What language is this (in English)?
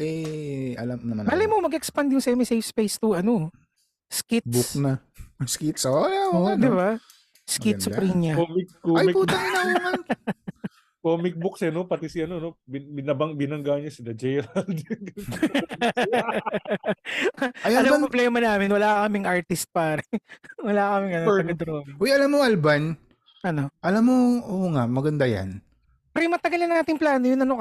Filipino